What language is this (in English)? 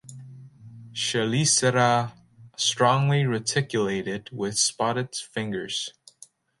English